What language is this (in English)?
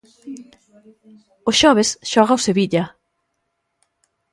Galician